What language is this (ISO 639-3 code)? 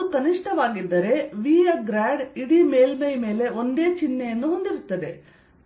kan